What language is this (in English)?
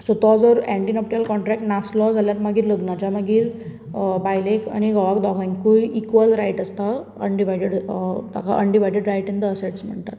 Konkani